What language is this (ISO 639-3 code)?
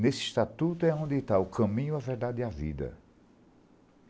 por